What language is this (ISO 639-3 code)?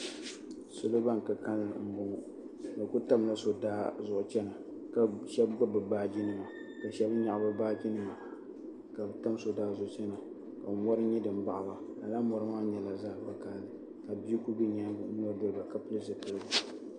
dag